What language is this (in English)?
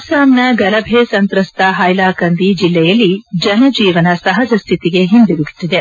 Kannada